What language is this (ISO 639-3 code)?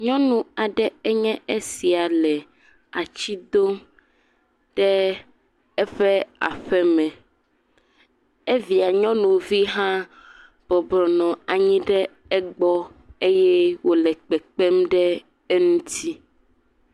ewe